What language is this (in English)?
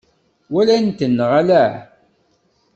Kabyle